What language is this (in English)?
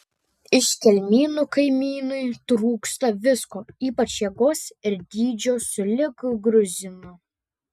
Lithuanian